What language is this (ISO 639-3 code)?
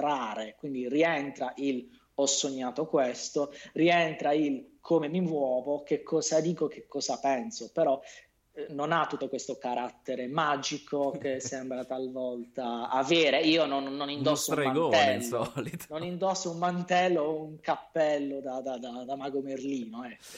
ita